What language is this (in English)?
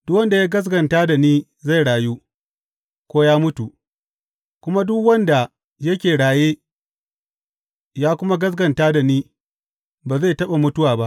Hausa